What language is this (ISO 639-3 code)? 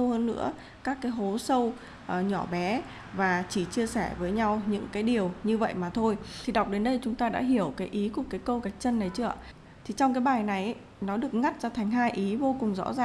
vie